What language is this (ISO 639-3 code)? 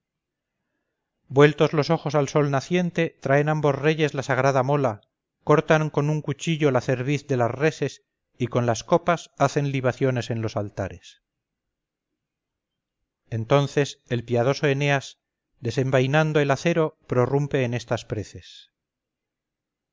spa